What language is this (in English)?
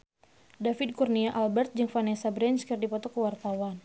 Sundanese